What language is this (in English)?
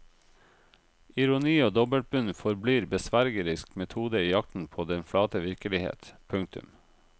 Norwegian